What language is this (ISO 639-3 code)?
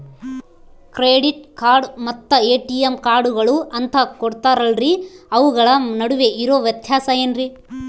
kan